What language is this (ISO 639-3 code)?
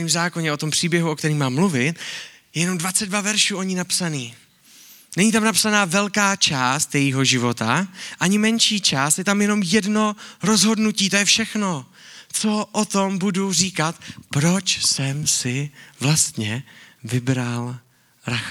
ces